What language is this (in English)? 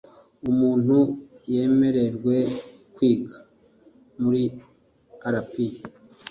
Kinyarwanda